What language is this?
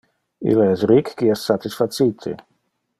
Interlingua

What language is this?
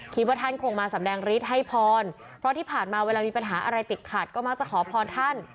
Thai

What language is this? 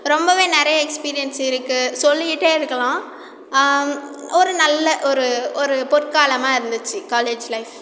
Tamil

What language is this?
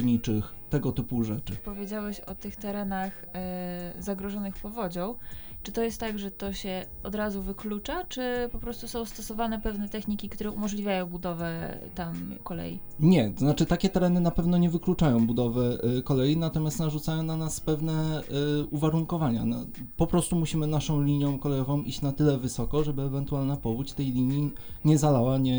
Polish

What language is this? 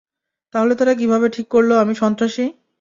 Bangla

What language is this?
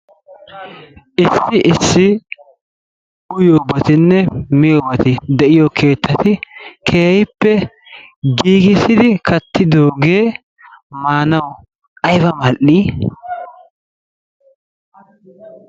Wolaytta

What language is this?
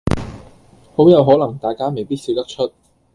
Cantonese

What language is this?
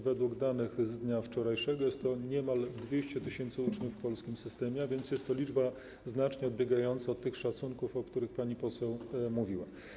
Polish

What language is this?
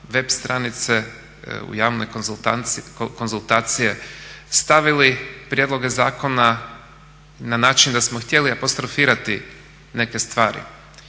Croatian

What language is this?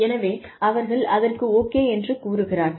Tamil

